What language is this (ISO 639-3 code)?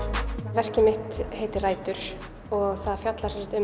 isl